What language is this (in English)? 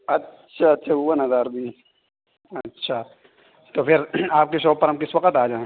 Urdu